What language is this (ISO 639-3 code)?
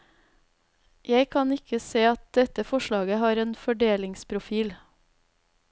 nor